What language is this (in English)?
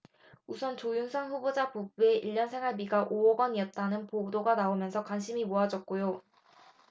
Korean